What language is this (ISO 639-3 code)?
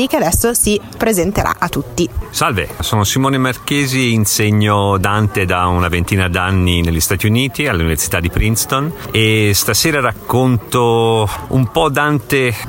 ita